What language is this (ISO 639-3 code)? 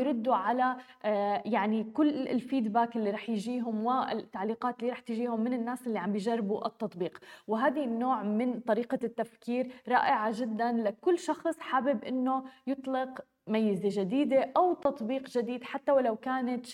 ara